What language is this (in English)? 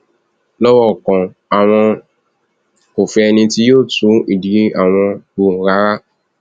Yoruba